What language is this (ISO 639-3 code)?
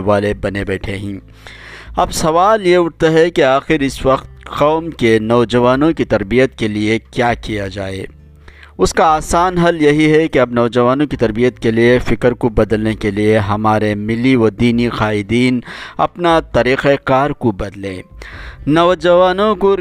urd